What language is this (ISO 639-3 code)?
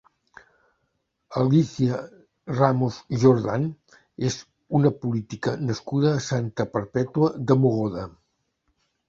cat